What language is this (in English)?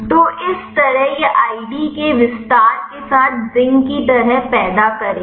Hindi